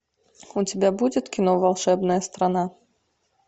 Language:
Russian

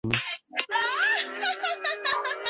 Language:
Chinese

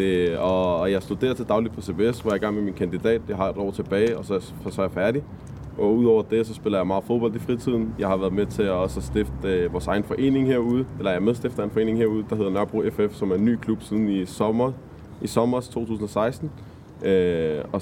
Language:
Danish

